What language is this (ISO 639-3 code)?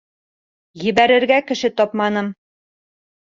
bak